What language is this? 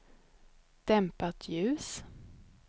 Swedish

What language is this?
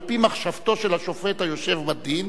Hebrew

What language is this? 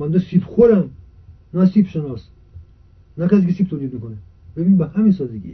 Persian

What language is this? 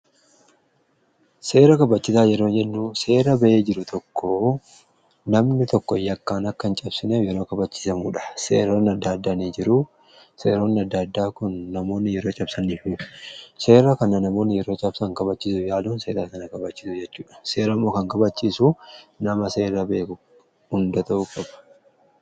Oromo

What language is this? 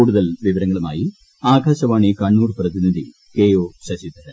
Malayalam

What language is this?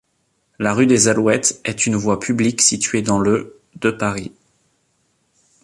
French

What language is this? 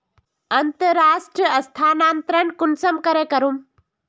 Magahi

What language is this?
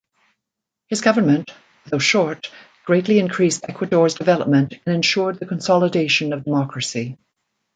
English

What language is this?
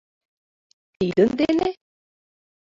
Mari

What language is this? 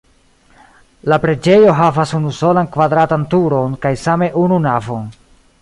Esperanto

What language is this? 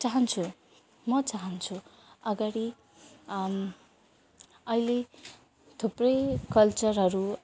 Nepali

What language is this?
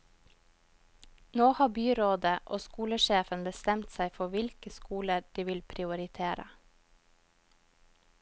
Norwegian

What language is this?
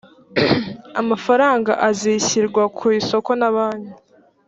Kinyarwanda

